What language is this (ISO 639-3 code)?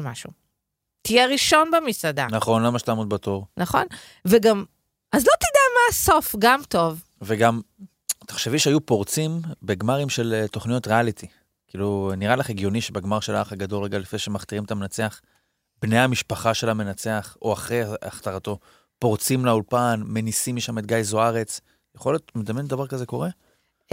heb